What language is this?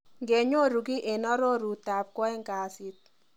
Kalenjin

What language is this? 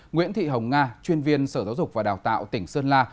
Vietnamese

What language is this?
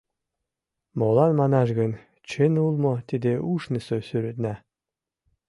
Mari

